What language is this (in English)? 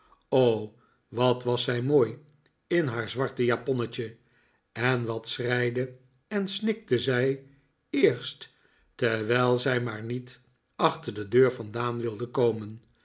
Dutch